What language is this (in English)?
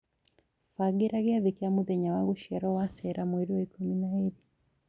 Kikuyu